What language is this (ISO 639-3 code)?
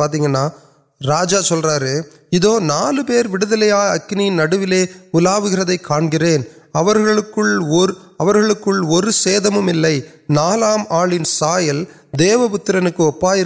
urd